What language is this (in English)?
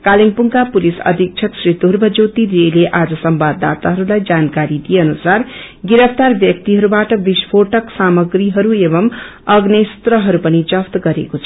Nepali